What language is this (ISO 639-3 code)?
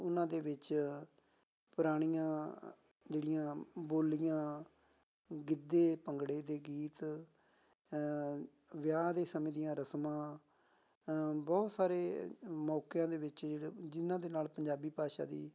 pan